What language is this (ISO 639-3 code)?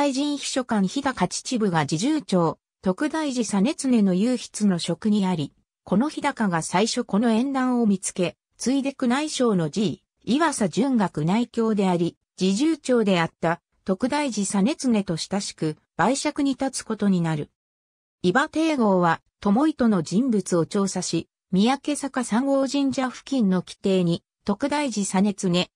jpn